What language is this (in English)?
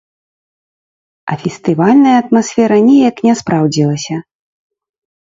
Belarusian